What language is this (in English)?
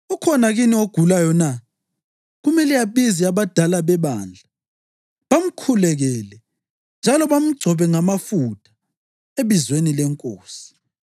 North Ndebele